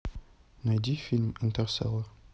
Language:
Russian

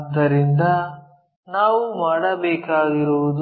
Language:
Kannada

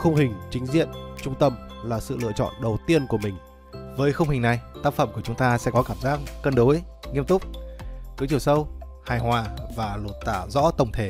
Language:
Vietnamese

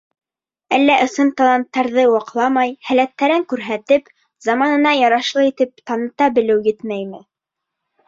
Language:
Bashkir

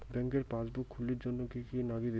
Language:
Bangla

